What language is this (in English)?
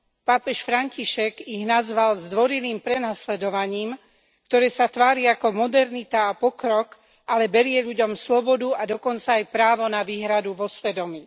Slovak